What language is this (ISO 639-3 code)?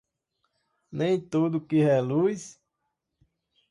por